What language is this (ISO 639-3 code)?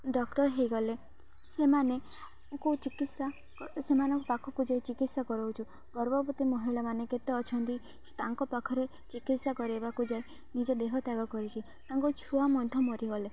ori